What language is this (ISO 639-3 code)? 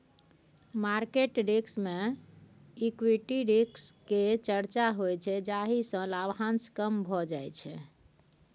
mai